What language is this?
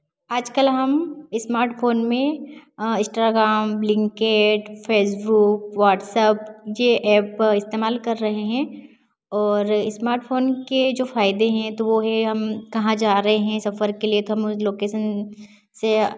Hindi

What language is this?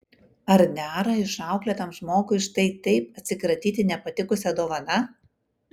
Lithuanian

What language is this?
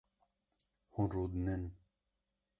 Kurdish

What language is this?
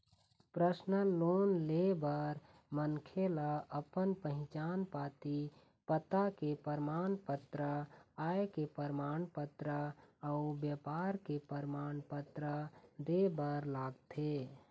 Chhattisgarhi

